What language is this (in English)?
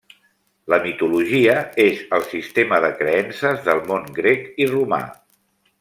Catalan